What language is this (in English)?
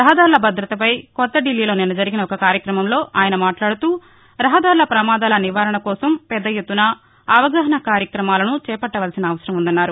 Telugu